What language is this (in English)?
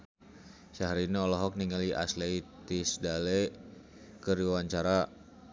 Sundanese